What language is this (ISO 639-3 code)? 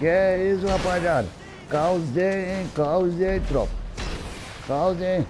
por